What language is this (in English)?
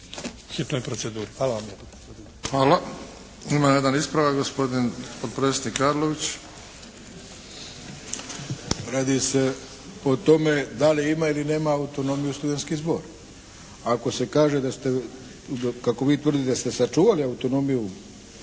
Croatian